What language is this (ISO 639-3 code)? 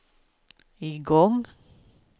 swe